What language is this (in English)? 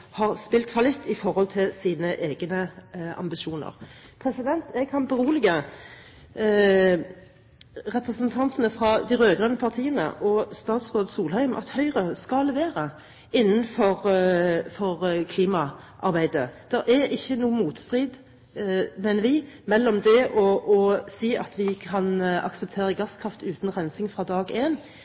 Norwegian Bokmål